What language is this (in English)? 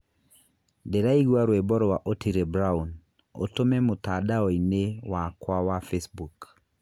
Kikuyu